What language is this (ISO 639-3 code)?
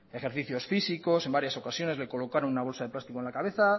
spa